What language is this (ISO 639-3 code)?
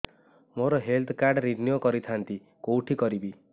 ori